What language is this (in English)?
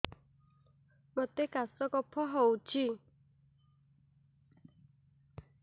Odia